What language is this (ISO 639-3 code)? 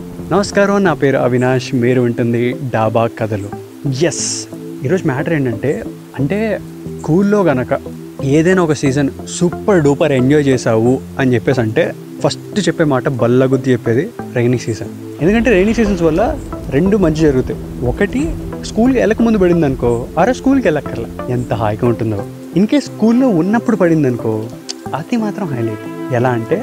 tel